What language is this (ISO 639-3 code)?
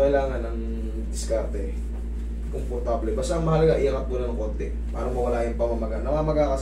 fil